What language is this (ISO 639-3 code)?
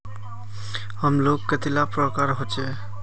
mag